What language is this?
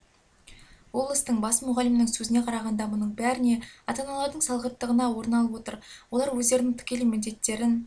Kazakh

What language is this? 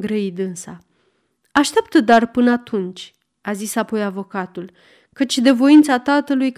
Romanian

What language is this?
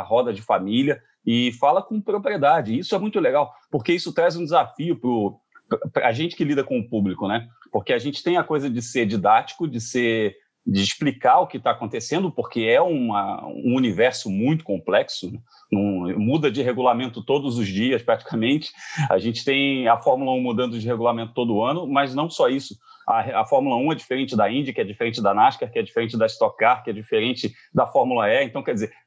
Portuguese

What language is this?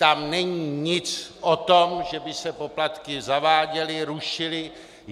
Czech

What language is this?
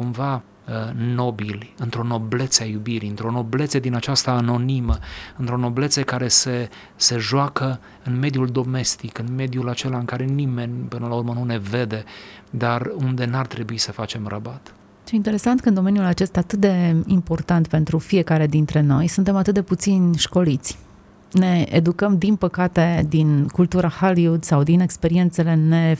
Romanian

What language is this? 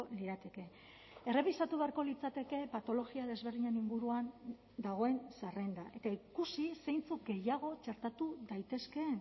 Basque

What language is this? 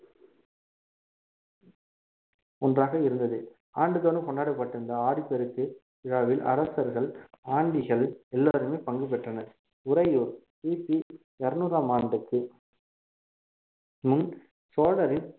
Tamil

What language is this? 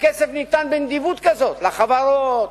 Hebrew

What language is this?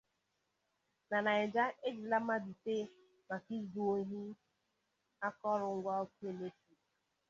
Igbo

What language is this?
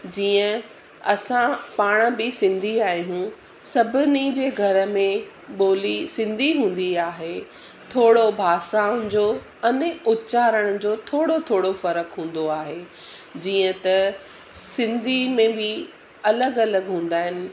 Sindhi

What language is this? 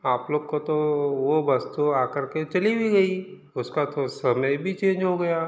Hindi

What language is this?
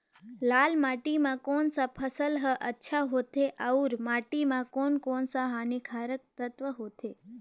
Chhattisgarhi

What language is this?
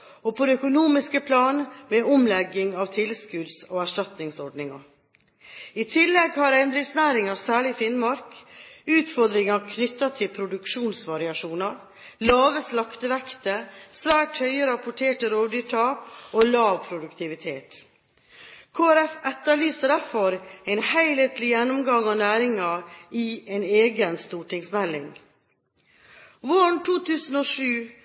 Norwegian Bokmål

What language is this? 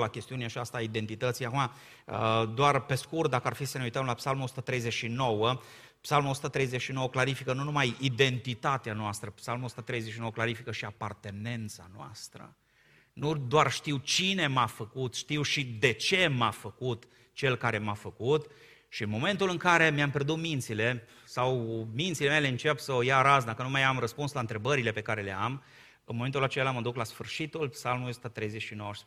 Romanian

